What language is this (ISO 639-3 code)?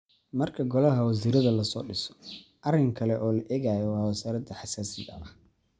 som